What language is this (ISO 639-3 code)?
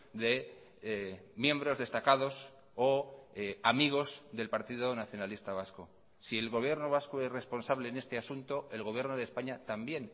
spa